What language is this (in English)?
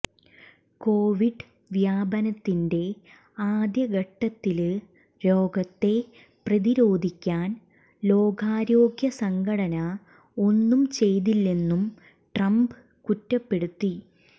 Malayalam